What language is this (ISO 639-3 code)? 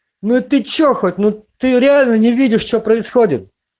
rus